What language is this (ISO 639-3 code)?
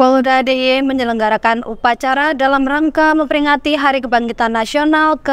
ind